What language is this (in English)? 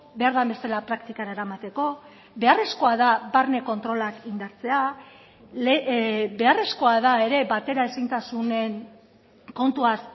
Basque